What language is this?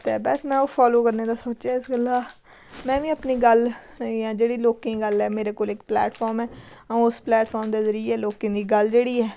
Dogri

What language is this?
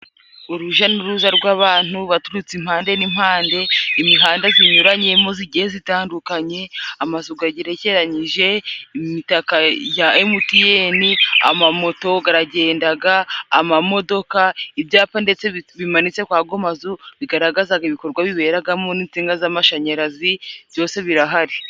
Kinyarwanda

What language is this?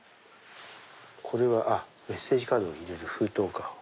Japanese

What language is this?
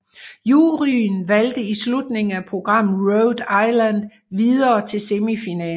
Danish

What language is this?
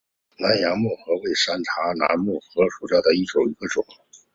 Chinese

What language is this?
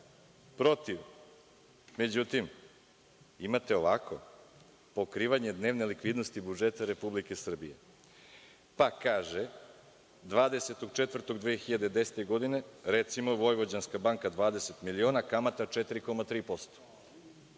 Serbian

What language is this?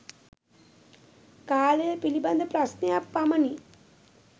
Sinhala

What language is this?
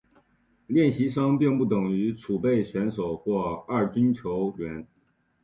Chinese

